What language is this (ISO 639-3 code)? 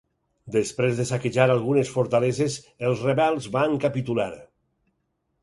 cat